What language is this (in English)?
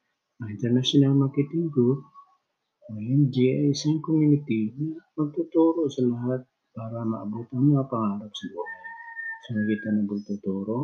Filipino